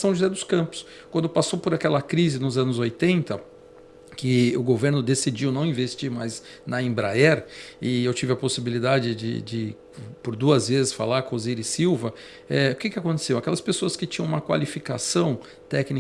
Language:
Portuguese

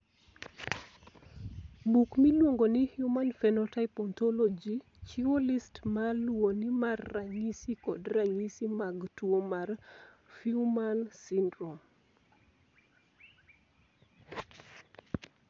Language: Luo (Kenya and Tanzania)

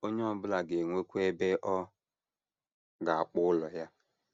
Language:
Igbo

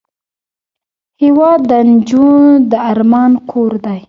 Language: Pashto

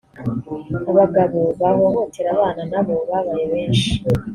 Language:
Kinyarwanda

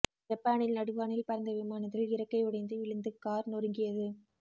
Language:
Tamil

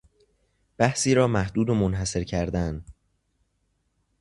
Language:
Persian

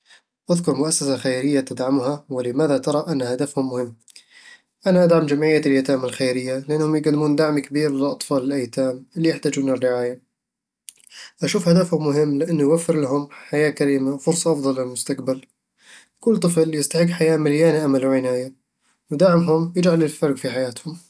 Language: Eastern Egyptian Bedawi Arabic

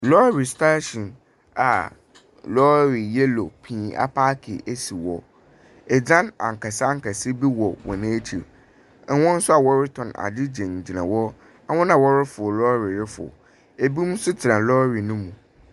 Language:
Akan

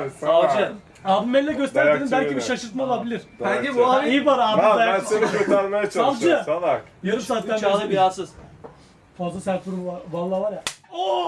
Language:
Turkish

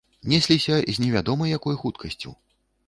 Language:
Belarusian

